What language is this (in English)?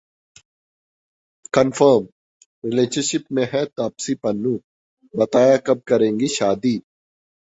Hindi